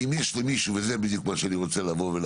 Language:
Hebrew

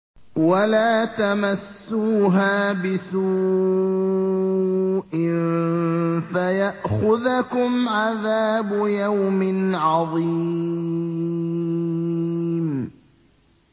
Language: Arabic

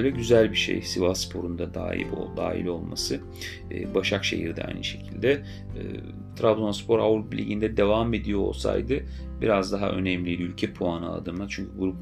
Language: Turkish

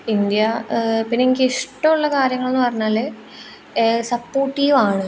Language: Malayalam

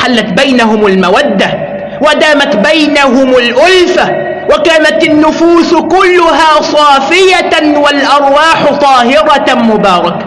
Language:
Arabic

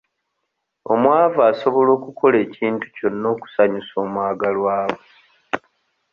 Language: Ganda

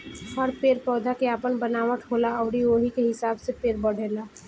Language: Bhojpuri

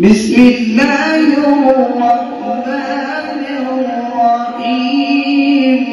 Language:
Arabic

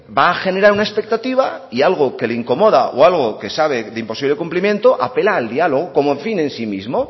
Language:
Spanish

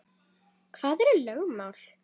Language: Icelandic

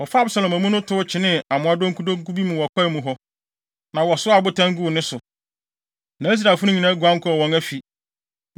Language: Akan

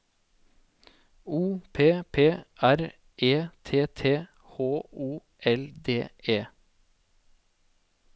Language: Norwegian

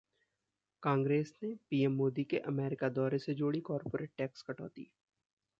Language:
Hindi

